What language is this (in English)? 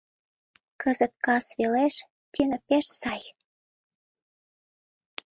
Mari